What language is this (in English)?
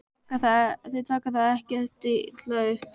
Icelandic